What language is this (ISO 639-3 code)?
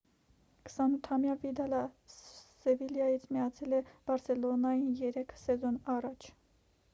hye